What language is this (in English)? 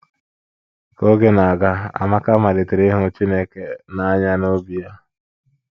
Igbo